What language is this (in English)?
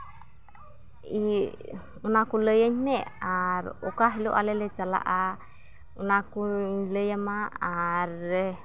Santali